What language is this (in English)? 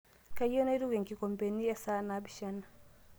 Masai